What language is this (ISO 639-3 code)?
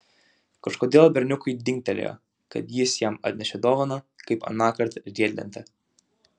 lit